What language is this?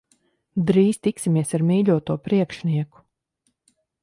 Latvian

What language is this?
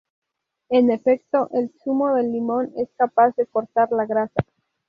Spanish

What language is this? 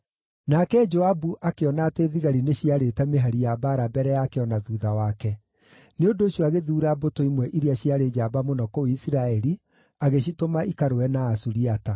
Kikuyu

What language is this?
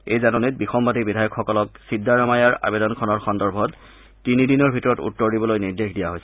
Assamese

